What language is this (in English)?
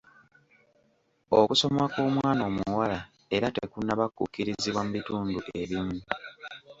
Ganda